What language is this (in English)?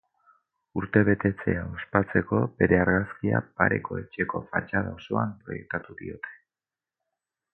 Basque